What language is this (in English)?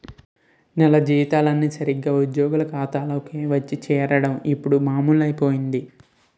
Telugu